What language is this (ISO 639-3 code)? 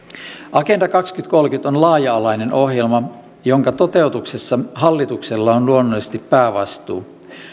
fin